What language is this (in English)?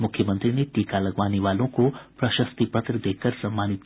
Hindi